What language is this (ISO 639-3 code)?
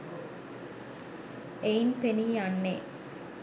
sin